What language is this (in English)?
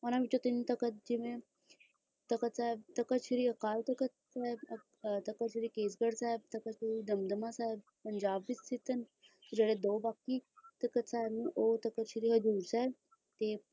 Punjabi